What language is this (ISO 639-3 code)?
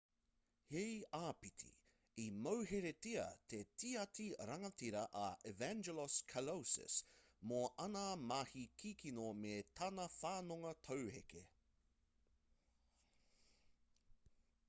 mri